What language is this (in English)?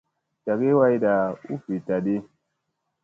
Musey